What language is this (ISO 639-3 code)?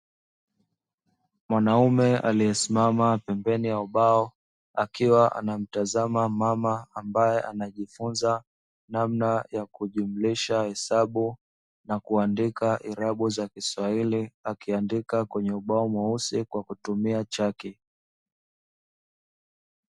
swa